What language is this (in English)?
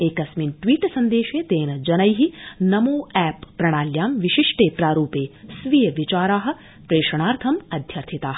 Sanskrit